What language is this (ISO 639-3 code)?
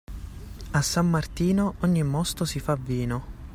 ita